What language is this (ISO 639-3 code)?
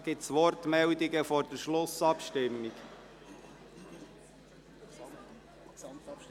gsw